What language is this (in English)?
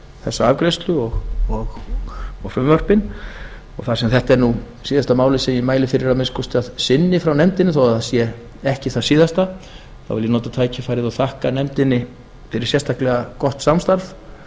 Icelandic